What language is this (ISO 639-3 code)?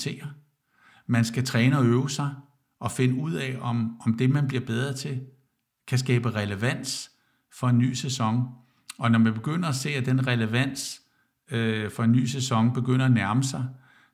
dan